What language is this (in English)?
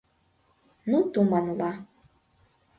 Mari